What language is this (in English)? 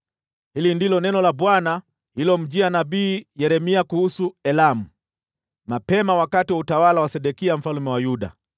Swahili